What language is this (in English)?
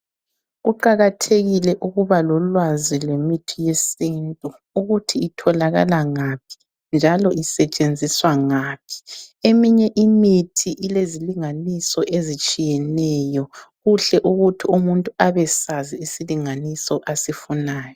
North Ndebele